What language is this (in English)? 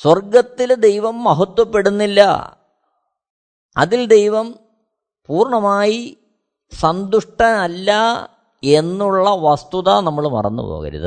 Malayalam